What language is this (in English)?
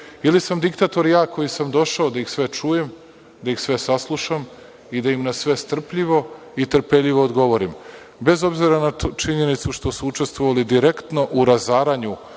Serbian